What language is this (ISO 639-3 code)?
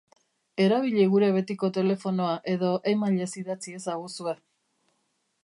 eus